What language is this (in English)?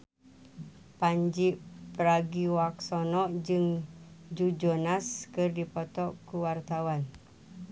Sundanese